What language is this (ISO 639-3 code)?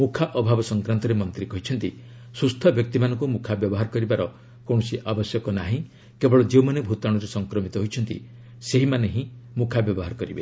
ori